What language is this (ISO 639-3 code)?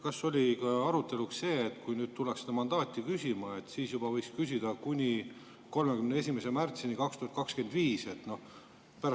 est